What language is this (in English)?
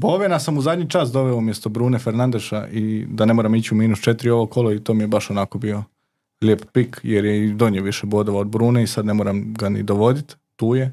Croatian